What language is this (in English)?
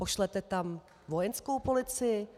Czech